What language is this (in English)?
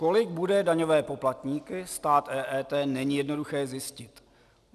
Czech